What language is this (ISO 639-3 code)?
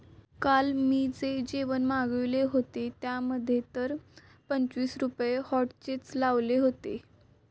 mar